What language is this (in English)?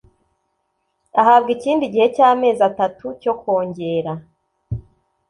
Kinyarwanda